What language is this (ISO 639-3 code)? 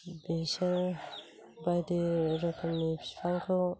brx